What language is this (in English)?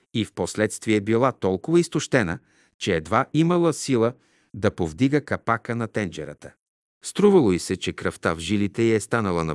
Bulgarian